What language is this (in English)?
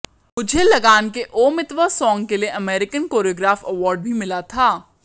Hindi